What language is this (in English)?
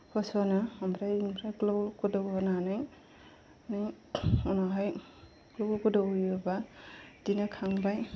Bodo